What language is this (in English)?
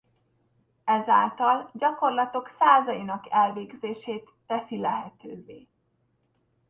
Hungarian